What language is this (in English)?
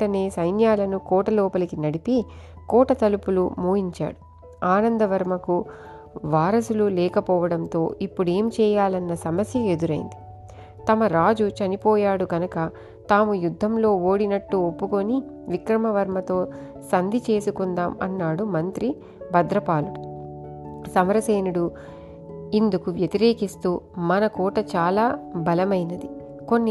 Telugu